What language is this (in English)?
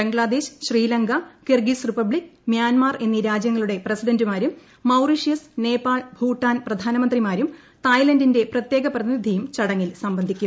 Malayalam